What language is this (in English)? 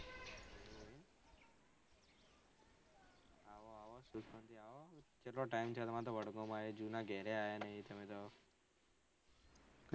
Gujarati